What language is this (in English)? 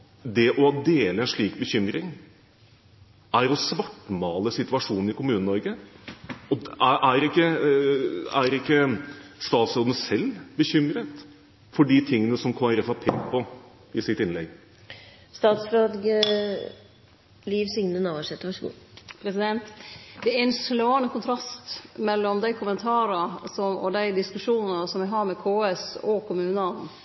Norwegian